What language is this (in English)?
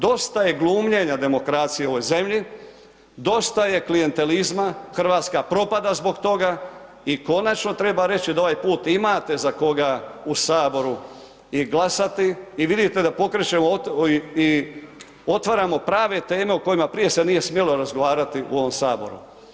Croatian